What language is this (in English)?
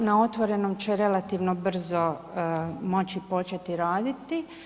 Croatian